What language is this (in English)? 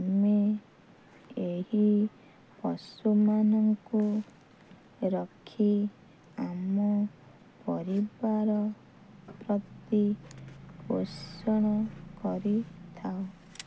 Odia